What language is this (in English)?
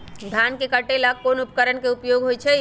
Magahi